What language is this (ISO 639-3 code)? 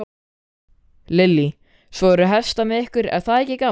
isl